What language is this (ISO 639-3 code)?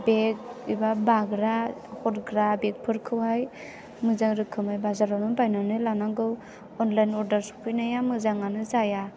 brx